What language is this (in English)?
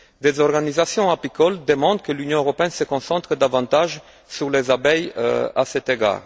French